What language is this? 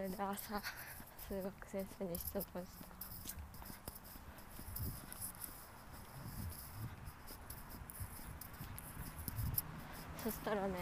Japanese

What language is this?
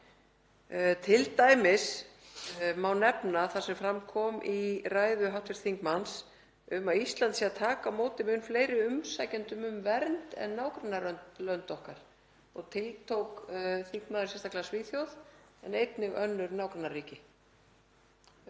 Icelandic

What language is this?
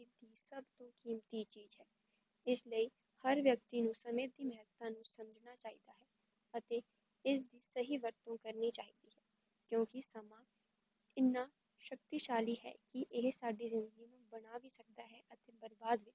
Punjabi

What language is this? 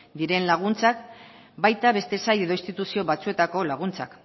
Basque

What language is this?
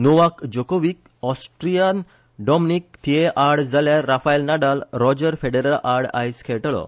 Konkani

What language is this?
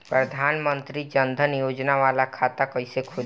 Bhojpuri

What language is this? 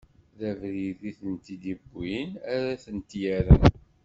Kabyle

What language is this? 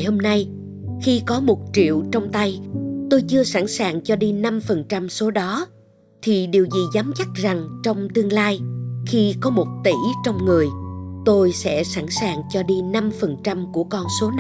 Vietnamese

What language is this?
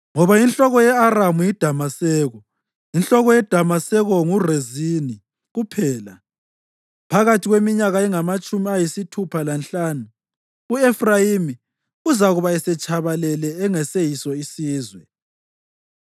North Ndebele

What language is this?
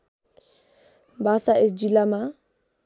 Nepali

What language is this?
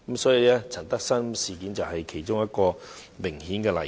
Cantonese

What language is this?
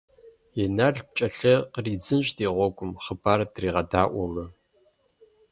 Kabardian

